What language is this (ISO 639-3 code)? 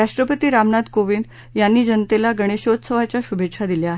mar